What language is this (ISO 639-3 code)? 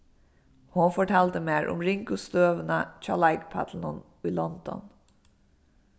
fao